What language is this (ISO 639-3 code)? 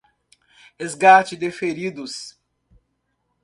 por